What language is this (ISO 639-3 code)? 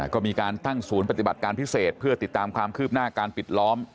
tha